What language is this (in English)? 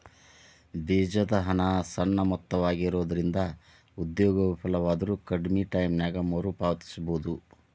Kannada